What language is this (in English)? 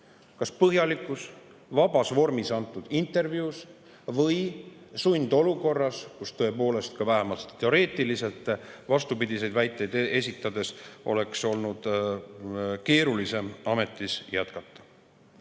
Estonian